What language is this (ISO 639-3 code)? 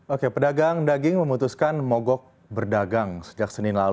ind